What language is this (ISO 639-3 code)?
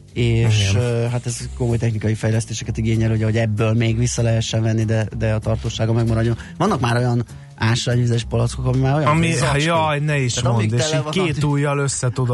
hun